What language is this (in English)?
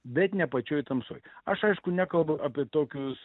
Lithuanian